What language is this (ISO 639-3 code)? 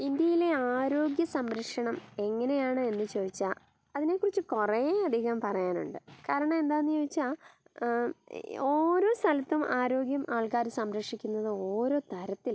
mal